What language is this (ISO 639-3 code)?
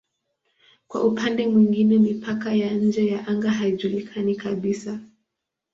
swa